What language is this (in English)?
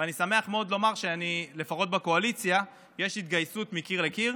Hebrew